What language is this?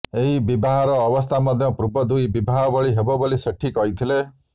Odia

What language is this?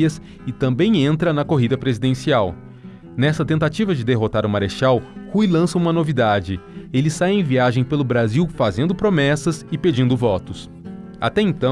Portuguese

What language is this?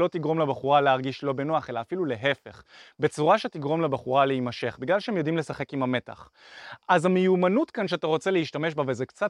Hebrew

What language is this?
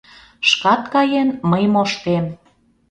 Mari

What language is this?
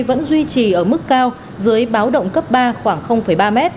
Vietnamese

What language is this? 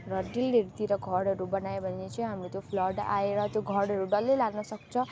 Nepali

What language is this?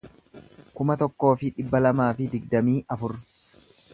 Oromo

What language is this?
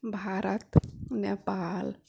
Maithili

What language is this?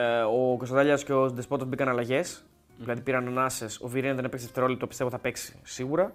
Greek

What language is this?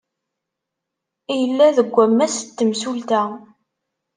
Kabyle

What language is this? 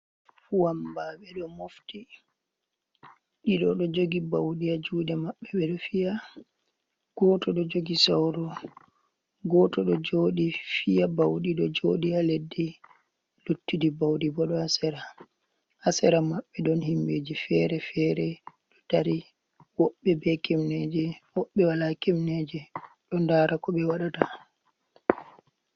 Fula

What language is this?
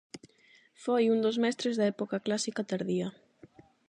Galician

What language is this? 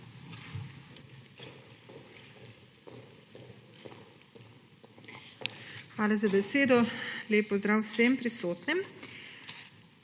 Slovenian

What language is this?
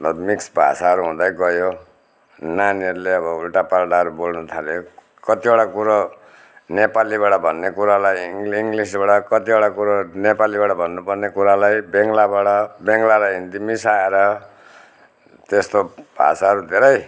Nepali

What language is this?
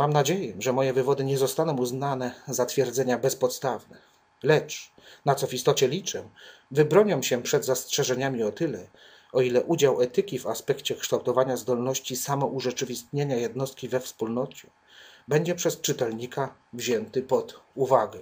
Polish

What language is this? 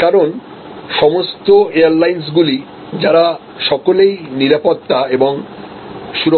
Bangla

